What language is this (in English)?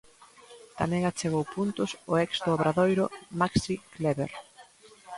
Galician